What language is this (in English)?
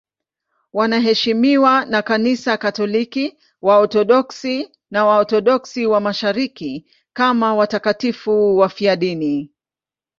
Swahili